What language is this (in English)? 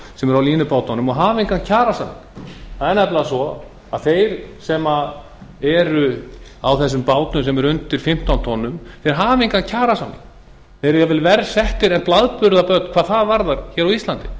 Icelandic